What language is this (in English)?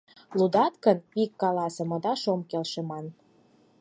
Mari